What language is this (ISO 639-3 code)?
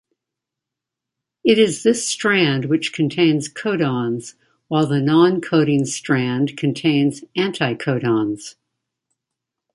eng